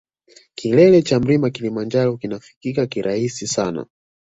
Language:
Swahili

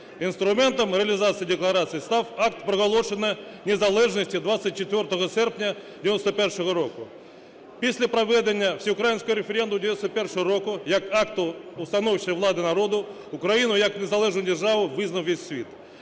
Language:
Ukrainian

